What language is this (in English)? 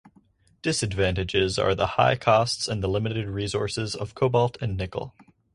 English